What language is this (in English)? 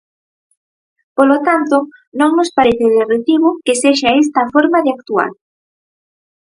Galician